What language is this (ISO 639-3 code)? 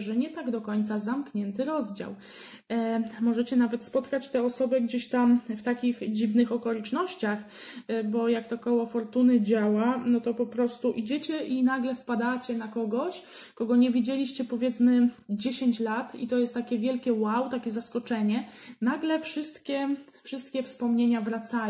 pol